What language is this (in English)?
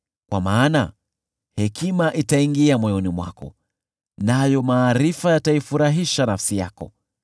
Swahili